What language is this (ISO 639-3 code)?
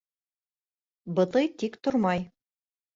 bak